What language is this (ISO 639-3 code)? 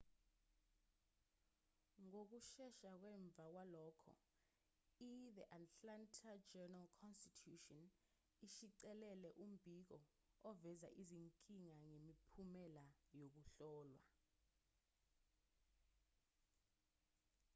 zul